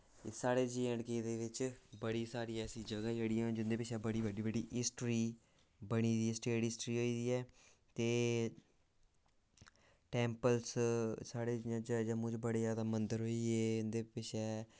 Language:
Dogri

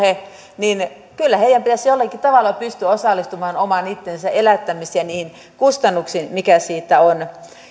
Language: Finnish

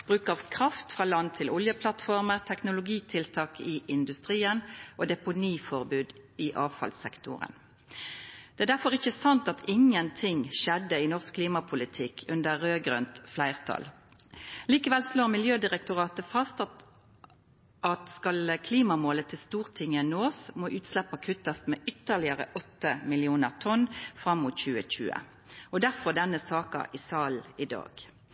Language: Norwegian Nynorsk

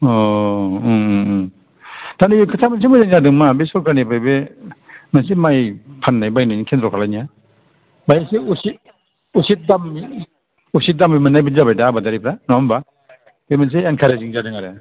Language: Bodo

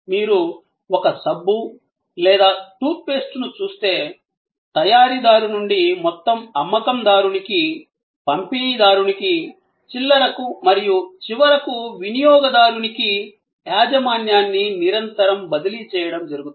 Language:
Telugu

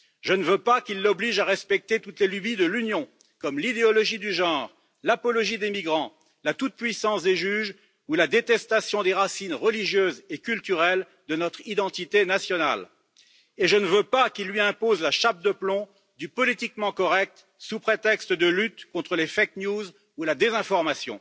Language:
French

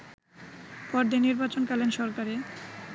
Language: Bangla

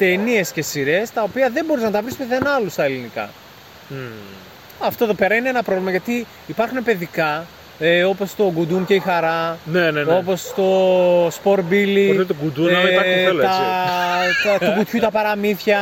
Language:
Greek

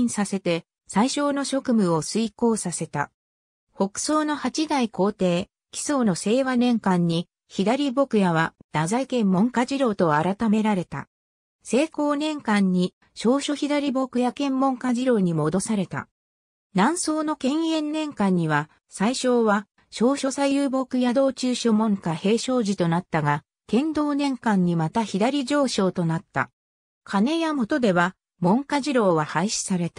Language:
Japanese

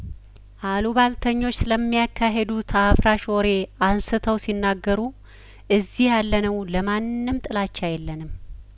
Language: Amharic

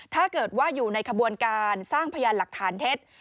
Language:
Thai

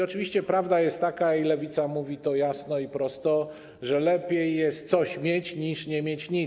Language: Polish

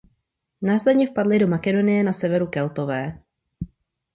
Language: Czech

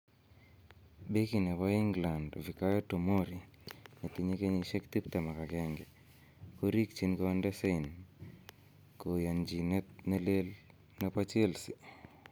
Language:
Kalenjin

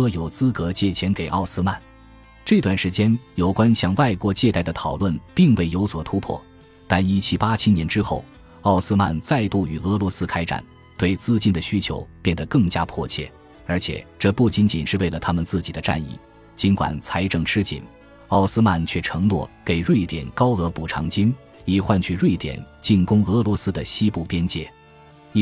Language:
Chinese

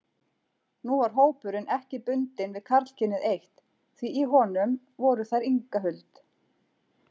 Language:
Icelandic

